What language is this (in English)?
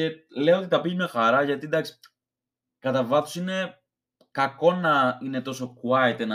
Greek